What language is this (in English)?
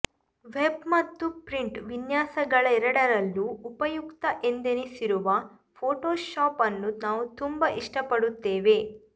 Kannada